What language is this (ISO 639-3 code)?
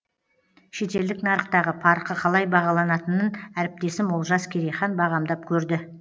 kaz